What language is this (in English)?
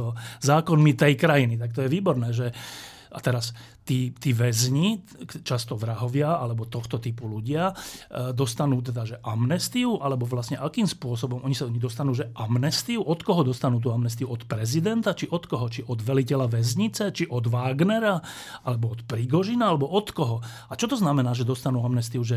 Slovak